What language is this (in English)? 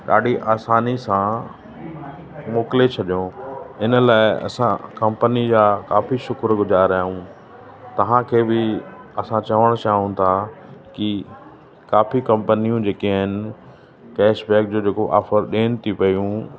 Sindhi